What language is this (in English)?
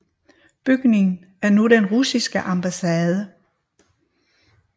Danish